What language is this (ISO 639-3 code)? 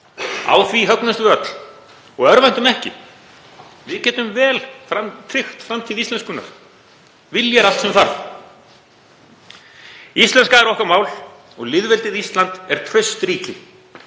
isl